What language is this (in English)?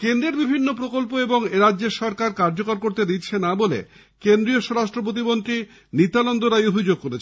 Bangla